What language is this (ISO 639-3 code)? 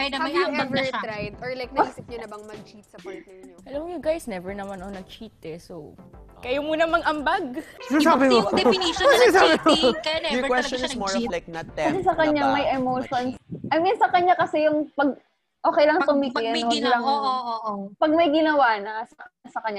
fil